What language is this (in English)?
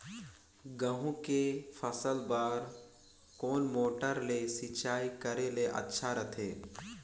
Chhattisgarhi